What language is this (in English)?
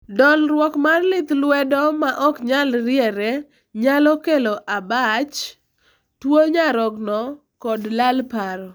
Luo (Kenya and Tanzania)